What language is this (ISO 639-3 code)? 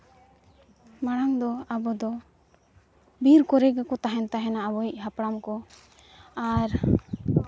sat